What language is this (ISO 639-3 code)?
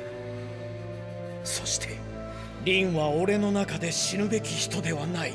jpn